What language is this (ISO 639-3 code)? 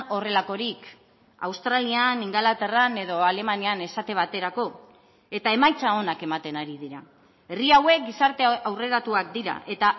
eus